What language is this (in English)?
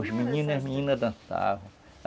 Portuguese